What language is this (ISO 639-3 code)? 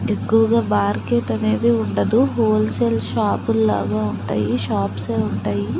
tel